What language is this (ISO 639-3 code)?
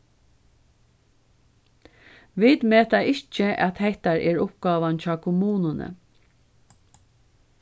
fao